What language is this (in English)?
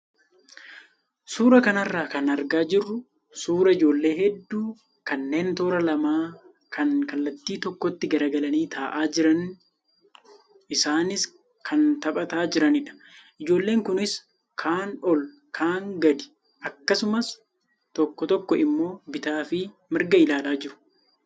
Oromo